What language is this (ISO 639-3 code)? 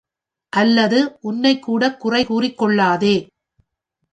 tam